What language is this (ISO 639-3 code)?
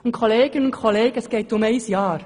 gsw